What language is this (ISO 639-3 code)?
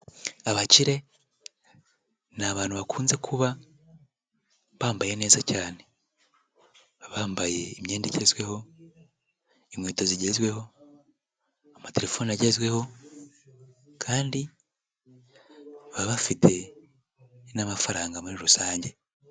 kin